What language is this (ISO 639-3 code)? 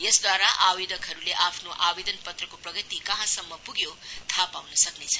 nep